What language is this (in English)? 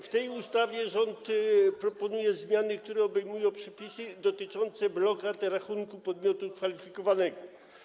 Polish